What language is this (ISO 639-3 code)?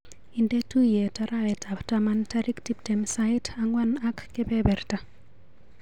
kln